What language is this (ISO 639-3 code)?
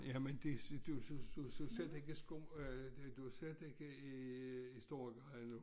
dan